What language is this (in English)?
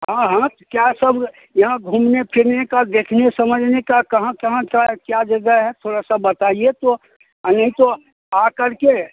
Hindi